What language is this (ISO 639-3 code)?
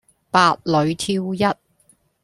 yue